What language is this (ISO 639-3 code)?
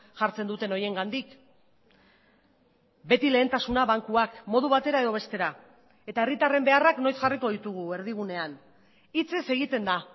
eus